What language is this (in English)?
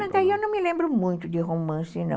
Portuguese